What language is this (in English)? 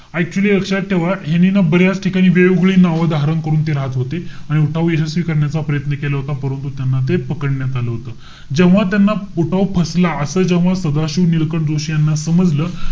Marathi